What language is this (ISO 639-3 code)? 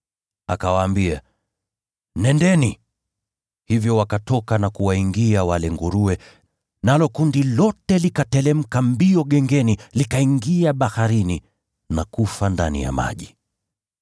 swa